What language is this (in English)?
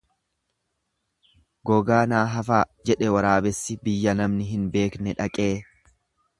Oromo